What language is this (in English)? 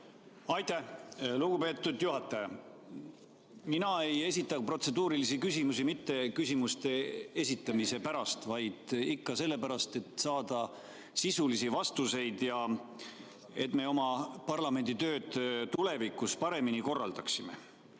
Estonian